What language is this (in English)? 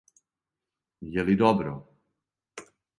Serbian